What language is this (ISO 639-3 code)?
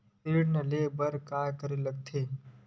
hne